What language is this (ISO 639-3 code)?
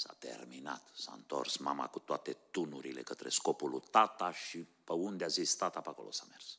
ron